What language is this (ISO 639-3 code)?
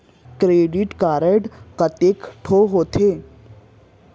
hne